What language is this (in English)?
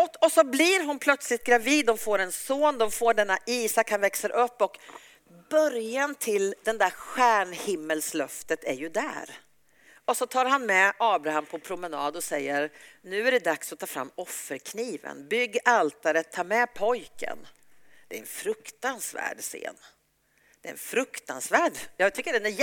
Swedish